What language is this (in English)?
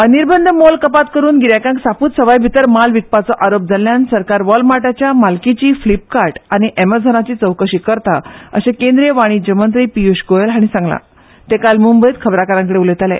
Konkani